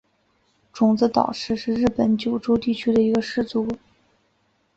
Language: Chinese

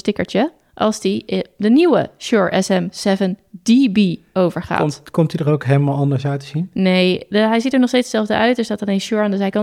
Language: Dutch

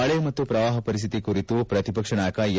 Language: Kannada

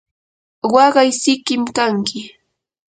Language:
Yanahuanca Pasco Quechua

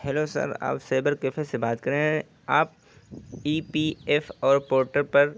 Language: Urdu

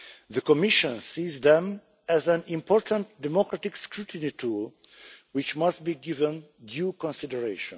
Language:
English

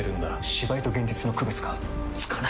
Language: Japanese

